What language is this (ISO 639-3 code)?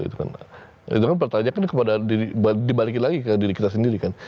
ind